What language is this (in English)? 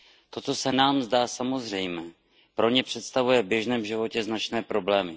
Czech